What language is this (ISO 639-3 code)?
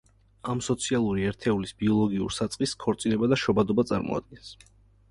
kat